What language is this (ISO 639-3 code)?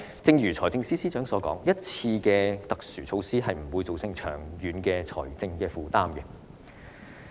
yue